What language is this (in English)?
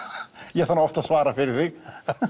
Icelandic